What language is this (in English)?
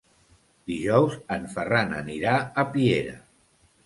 Catalan